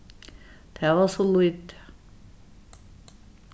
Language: Faroese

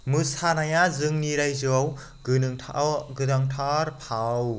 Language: Bodo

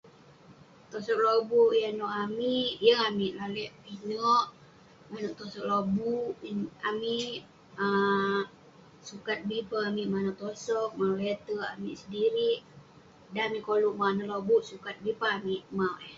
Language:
Western Penan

